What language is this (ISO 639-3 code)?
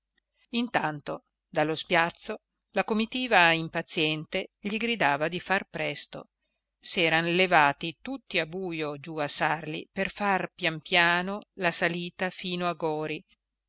ita